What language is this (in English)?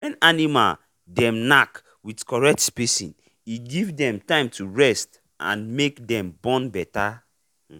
Nigerian Pidgin